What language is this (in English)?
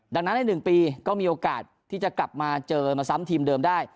Thai